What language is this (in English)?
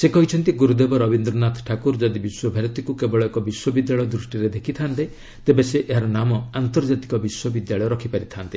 Odia